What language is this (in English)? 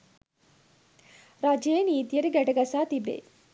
Sinhala